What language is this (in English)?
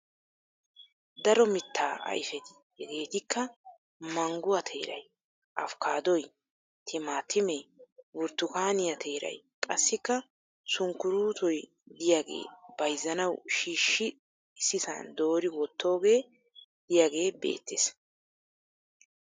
Wolaytta